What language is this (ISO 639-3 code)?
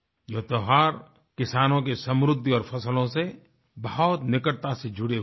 hin